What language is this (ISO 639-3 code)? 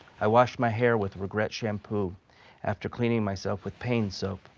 eng